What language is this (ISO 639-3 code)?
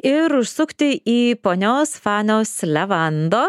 lit